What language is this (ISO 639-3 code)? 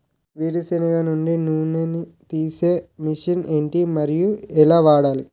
tel